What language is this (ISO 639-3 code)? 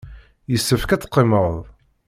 kab